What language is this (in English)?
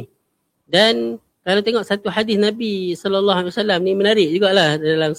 Malay